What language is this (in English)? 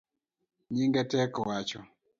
Luo (Kenya and Tanzania)